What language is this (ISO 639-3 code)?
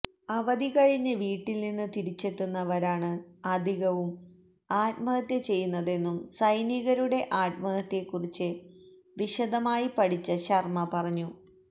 mal